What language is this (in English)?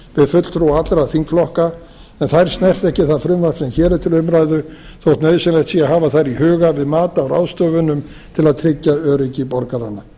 Icelandic